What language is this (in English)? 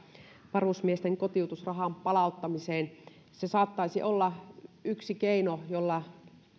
Finnish